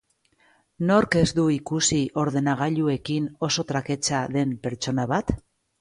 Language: Basque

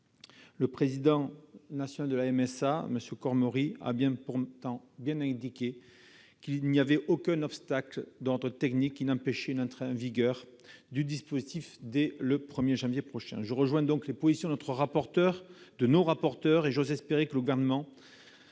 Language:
French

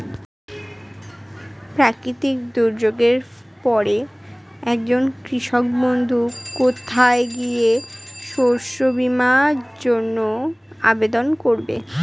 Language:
Bangla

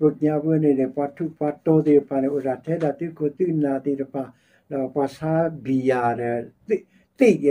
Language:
Thai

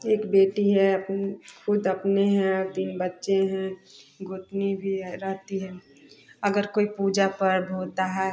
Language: Hindi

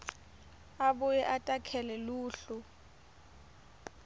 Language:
Swati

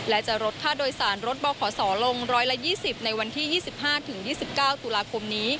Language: Thai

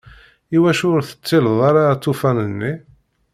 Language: Kabyle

